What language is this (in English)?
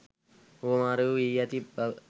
Sinhala